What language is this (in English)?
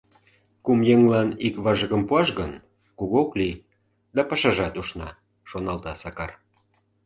Mari